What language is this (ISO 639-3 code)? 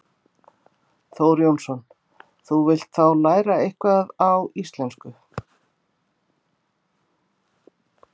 isl